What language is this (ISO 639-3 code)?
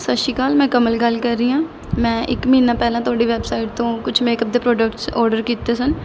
pan